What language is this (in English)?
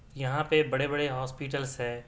Urdu